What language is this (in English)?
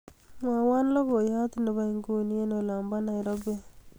Kalenjin